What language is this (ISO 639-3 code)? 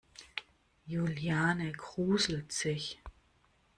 deu